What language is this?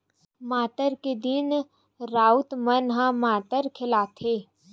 Chhattisgarhi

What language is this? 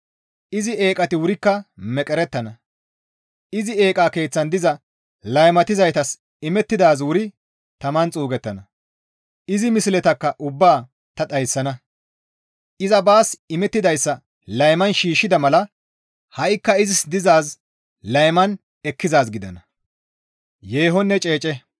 Gamo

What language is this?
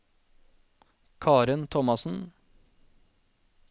Norwegian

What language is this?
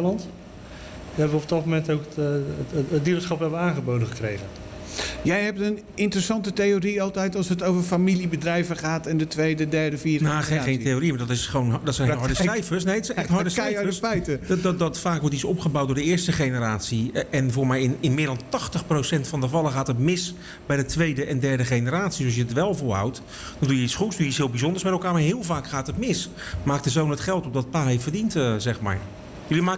Dutch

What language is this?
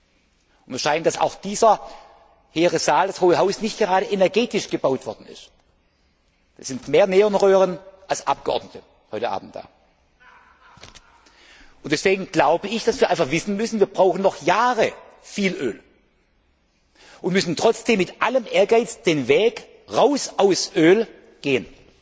German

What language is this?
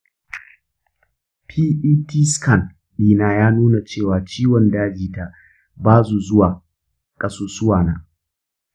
Hausa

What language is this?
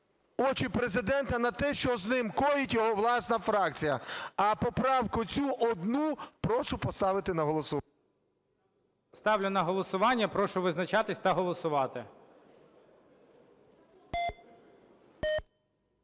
Ukrainian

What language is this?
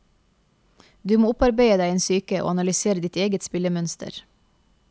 Norwegian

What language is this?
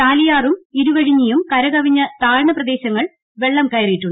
Malayalam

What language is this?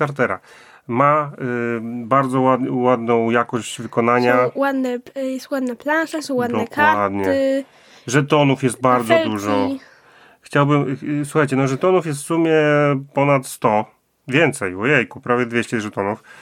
Polish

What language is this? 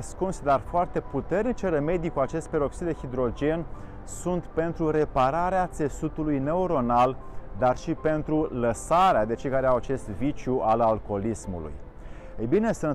Romanian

